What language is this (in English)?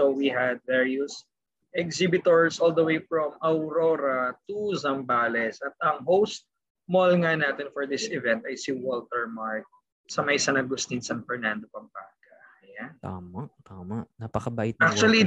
Filipino